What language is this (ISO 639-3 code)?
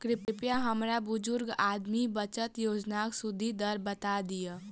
mai